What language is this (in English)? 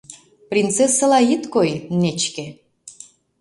Mari